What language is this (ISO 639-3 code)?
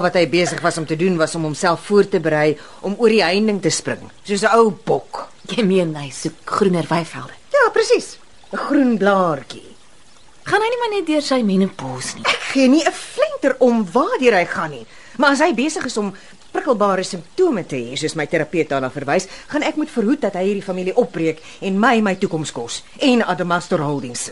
nld